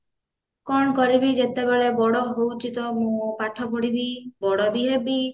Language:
Odia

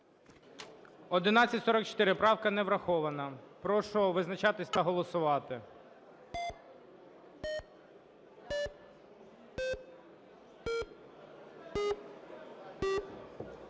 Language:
Ukrainian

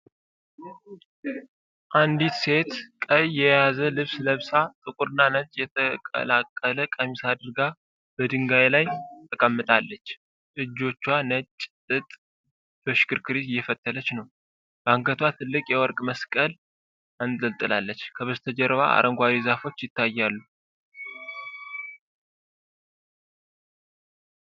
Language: Amharic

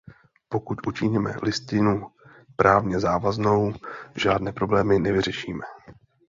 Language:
Czech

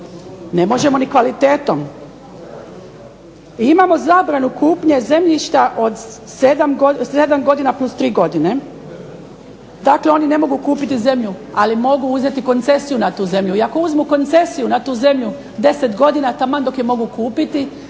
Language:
Croatian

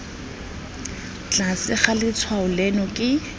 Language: Tswana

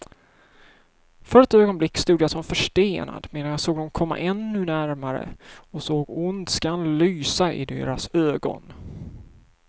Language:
Swedish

